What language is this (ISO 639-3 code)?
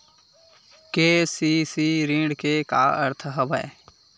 hne